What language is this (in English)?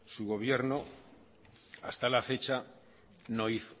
Spanish